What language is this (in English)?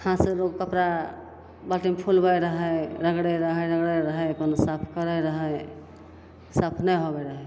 Maithili